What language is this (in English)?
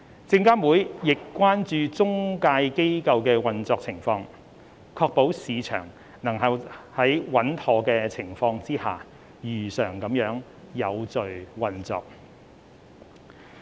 Cantonese